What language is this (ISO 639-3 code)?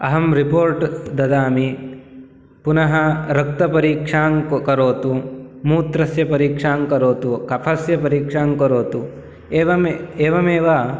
san